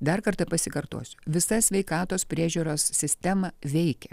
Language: Lithuanian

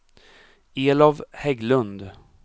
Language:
Swedish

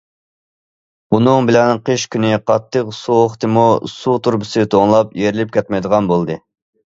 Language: Uyghur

